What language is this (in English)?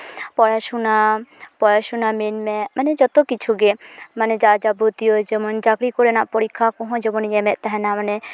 Santali